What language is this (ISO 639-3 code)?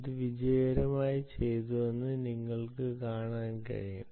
mal